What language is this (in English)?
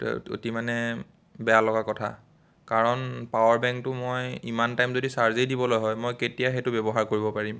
Assamese